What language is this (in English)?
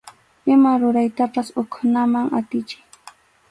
Arequipa-La Unión Quechua